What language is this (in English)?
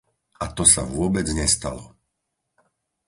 Slovak